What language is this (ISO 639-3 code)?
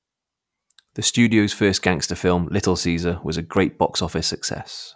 eng